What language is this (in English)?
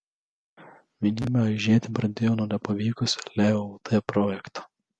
Lithuanian